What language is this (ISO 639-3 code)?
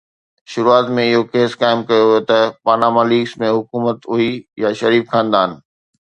snd